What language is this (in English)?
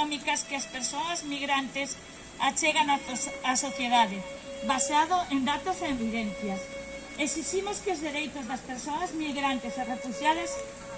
Spanish